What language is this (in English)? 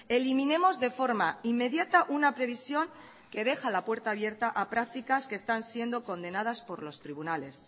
Spanish